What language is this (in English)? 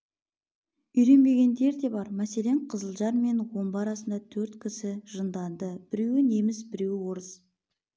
Kazakh